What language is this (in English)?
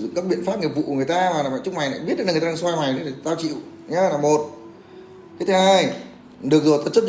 Vietnamese